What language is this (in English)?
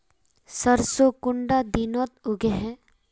Magahi